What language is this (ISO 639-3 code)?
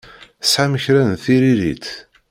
kab